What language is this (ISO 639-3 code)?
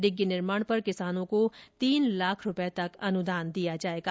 hin